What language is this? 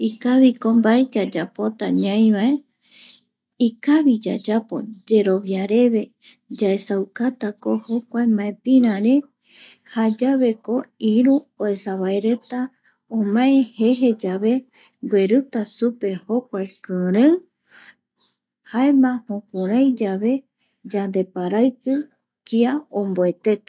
Eastern Bolivian Guaraní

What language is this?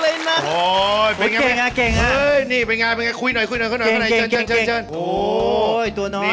Thai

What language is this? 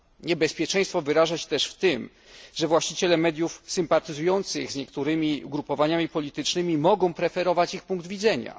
Polish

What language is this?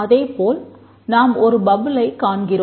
Tamil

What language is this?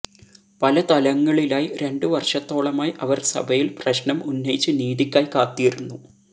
Malayalam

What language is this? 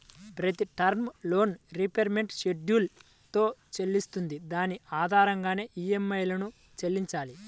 Telugu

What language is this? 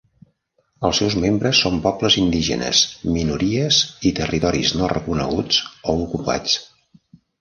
Catalan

